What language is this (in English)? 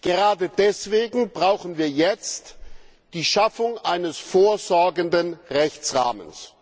German